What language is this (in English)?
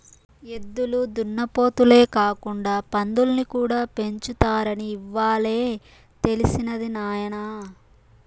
Telugu